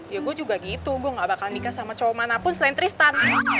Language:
Indonesian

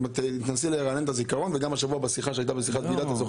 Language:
Hebrew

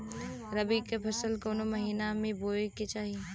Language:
Bhojpuri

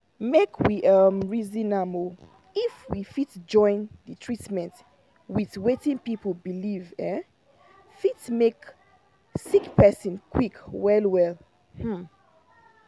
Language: Nigerian Pidgin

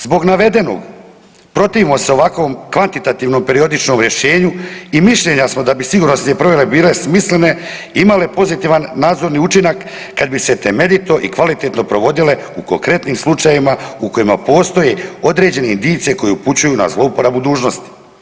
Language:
Croatian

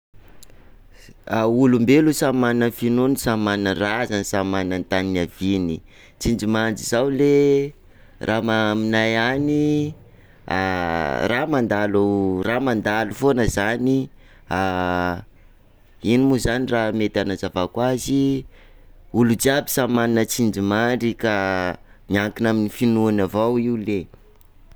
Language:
Sakalava Malagasy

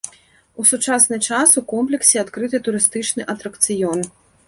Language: Belarusian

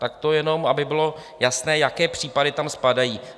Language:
Czech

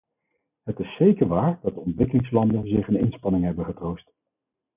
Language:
Dutch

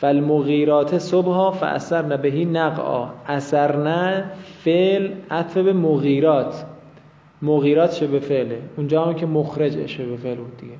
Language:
Persian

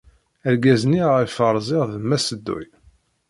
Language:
Kabyle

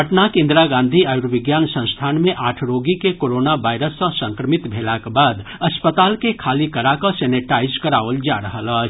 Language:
Maithili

